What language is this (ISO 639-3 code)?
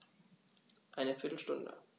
deu